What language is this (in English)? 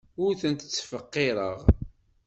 Kabyle